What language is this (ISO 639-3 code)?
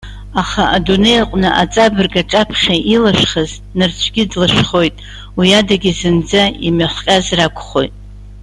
abk